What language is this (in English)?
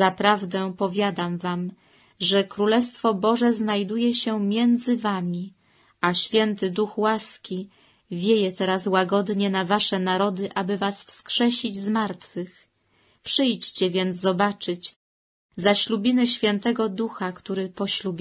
Polish